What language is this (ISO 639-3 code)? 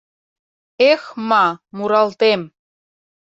chm